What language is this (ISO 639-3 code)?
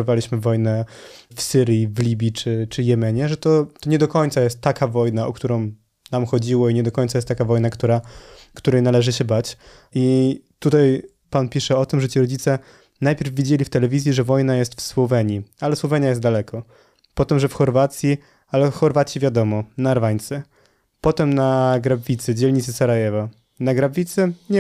pol